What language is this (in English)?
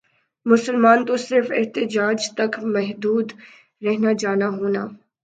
Urdu